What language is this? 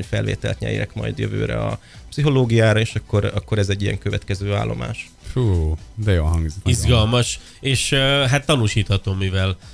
Hungarian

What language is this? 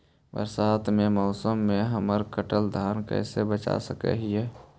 Magahi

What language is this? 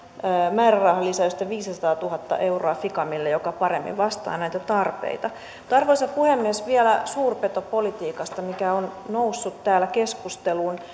Finnish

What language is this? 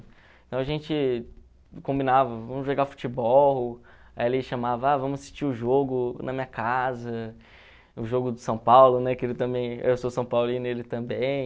Portuguese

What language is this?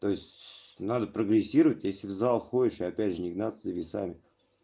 Russian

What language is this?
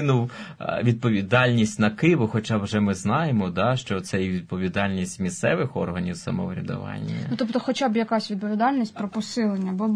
Ukrainian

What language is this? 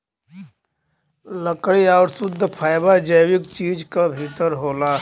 Bhojpuri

